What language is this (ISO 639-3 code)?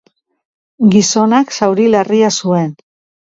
eus